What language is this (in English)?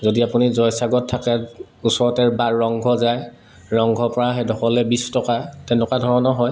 Assamese